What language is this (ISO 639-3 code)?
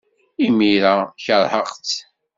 kab